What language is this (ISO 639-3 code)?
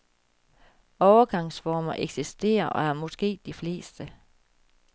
dan